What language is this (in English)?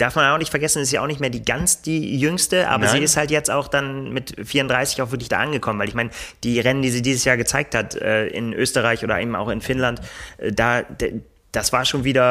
German